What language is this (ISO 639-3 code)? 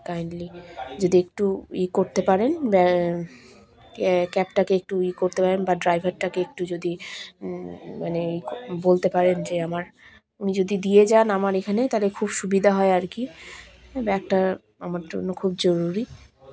ben